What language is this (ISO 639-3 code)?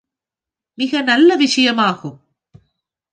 tam